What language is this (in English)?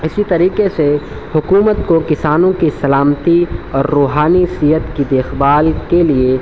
Urdu